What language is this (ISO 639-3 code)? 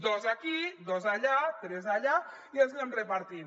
cat